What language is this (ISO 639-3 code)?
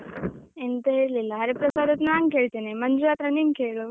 kan